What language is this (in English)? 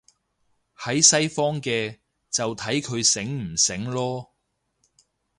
Cantonese